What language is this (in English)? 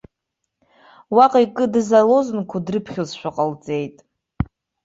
Abkhazian